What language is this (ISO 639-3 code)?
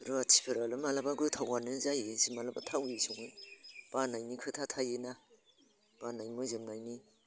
brx